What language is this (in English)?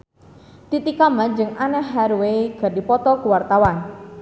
Sundanese